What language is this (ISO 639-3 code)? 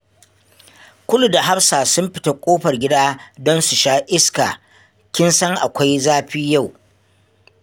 hau